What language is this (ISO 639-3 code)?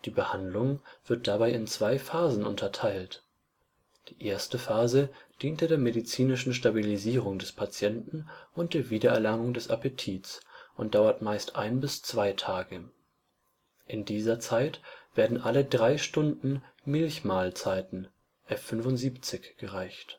deu